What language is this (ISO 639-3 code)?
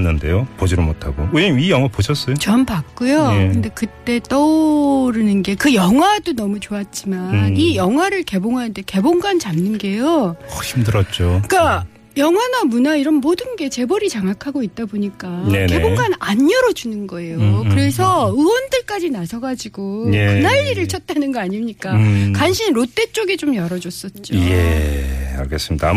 kor